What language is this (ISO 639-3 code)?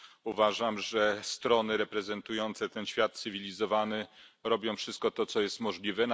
pol